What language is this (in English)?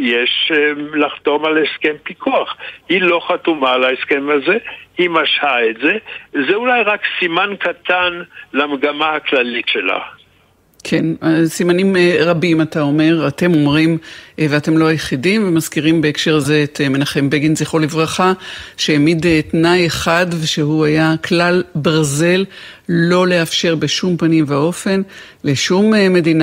Hebrew